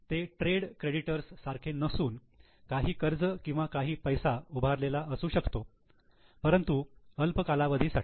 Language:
Marathi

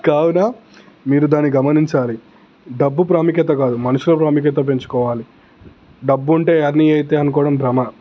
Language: Telugu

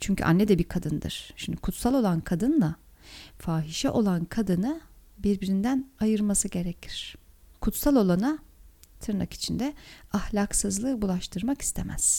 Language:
Turkish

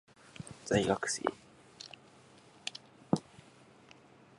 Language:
Japanese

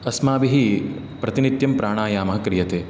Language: Sanskrit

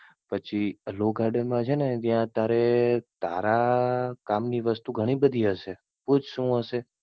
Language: Gujarati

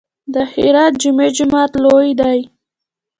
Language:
Pashto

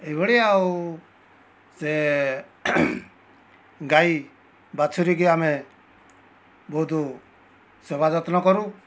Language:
Odia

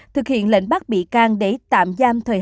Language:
Vietnamese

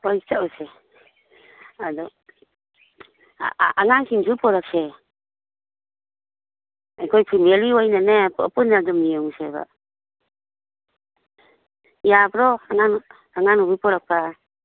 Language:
Manipuri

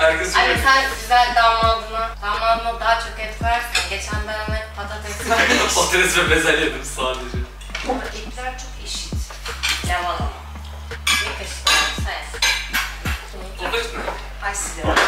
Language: Turkish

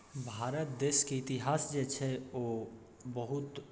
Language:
Maithili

